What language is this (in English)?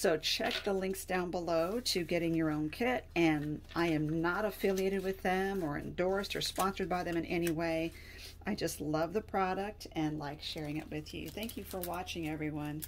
English